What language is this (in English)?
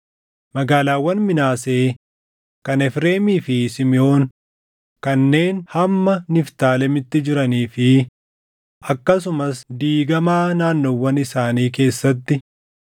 Oromo